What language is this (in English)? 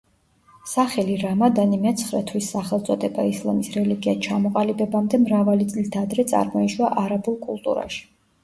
Georgian